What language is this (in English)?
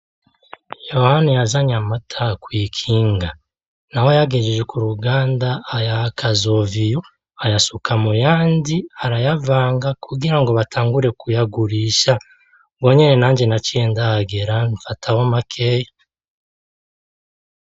Rundi